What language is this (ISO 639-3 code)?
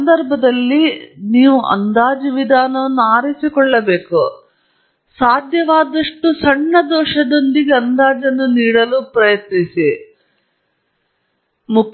kan